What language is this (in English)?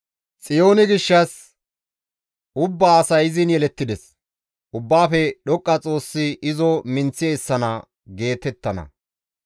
Gamo